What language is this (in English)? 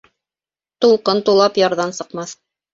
Bashkir